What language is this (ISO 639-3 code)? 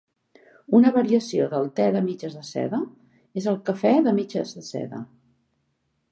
cat